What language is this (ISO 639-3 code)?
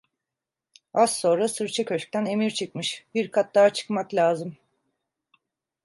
tur